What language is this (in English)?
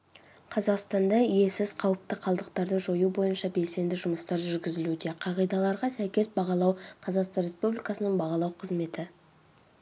Kazakh